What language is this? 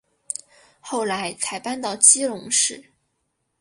Chinese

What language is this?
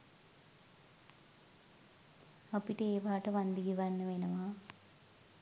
Sinhala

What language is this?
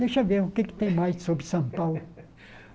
Portuguese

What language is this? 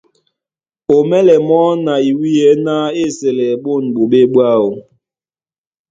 Duala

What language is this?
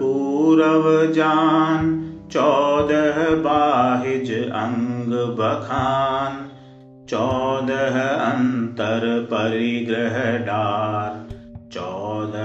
Hindi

